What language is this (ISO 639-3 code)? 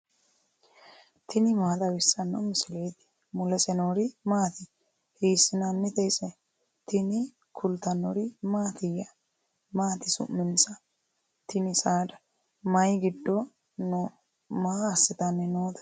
sid